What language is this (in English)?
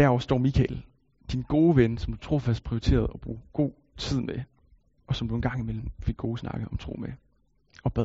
Danish